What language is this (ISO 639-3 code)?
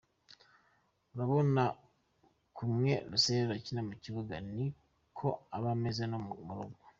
kin